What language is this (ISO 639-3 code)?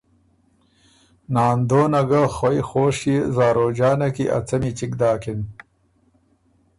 oru